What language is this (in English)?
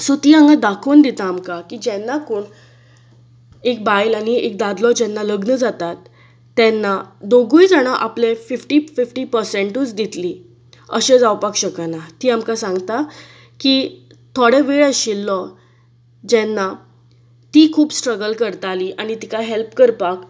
Konkani